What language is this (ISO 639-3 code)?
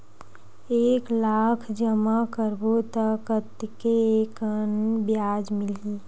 hne